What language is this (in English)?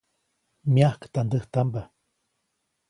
Copainalá Zoque